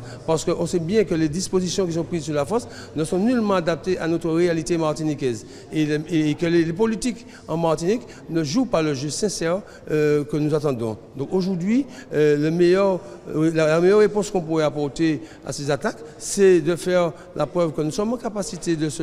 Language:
French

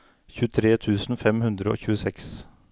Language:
Norwegian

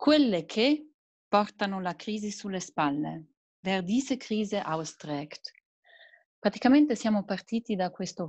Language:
Italian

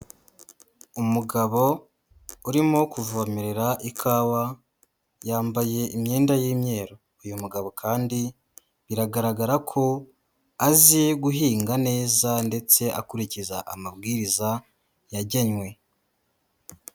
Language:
Kinyarwanda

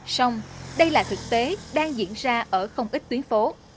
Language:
Vietnamese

